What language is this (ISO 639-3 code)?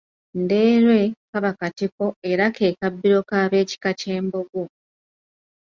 lug